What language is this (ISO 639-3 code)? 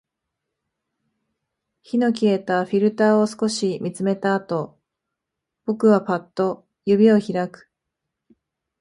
jpn